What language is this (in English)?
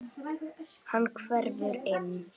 Icelandic